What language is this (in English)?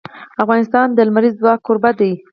Pashto